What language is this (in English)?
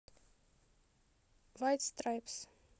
Russian